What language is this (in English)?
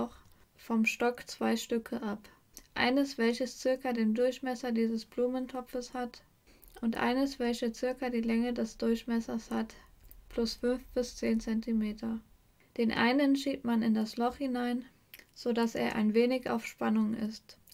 German